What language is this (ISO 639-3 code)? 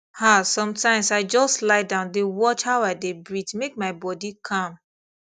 pcm